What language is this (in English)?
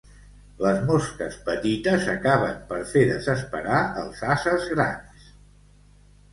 Catalan